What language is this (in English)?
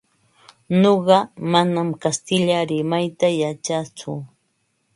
Ambo-Pasco Quechua